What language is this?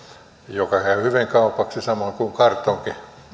Finnish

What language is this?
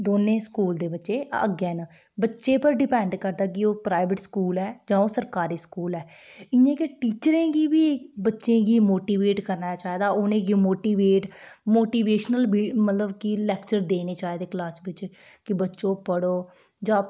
Dogri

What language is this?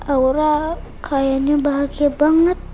Indonesian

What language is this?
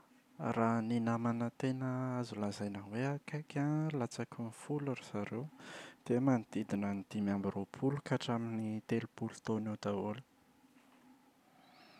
Malagasy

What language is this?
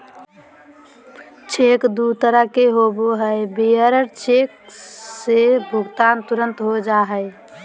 Magahi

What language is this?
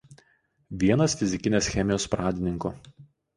Lithuanian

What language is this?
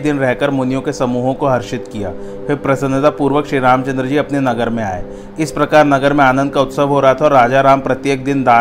Hindi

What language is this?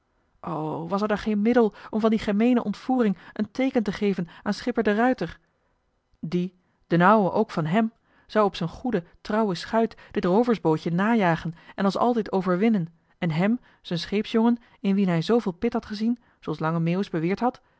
Dutch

